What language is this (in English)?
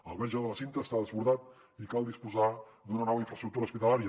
Catalan